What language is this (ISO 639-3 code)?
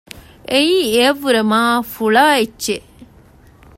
div